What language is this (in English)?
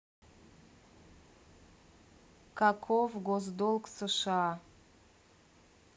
Russian